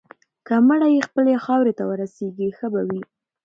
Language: Pashto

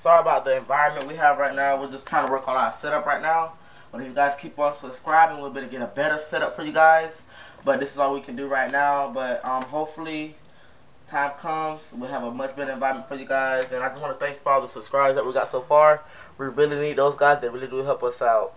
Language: English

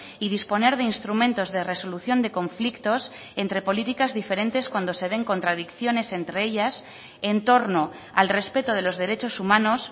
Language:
Spanish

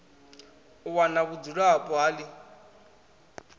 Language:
Venda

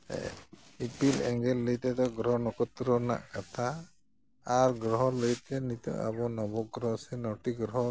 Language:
Santali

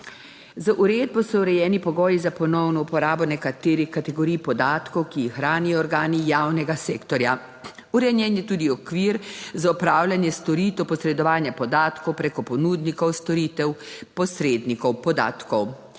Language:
Slovenian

